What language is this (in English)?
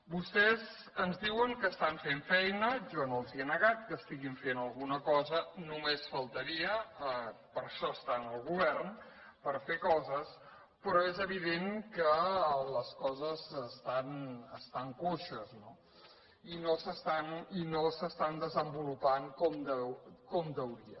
Catalan